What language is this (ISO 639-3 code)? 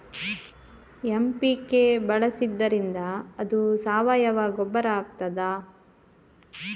kan